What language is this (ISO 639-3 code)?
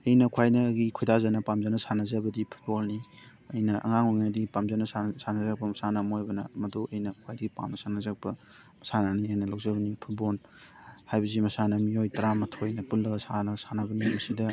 mni